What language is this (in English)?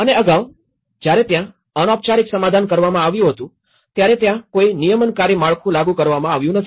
Gujarati